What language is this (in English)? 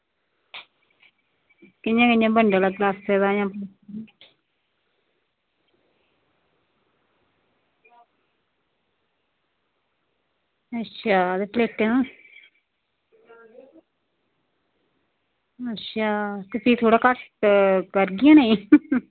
Dogri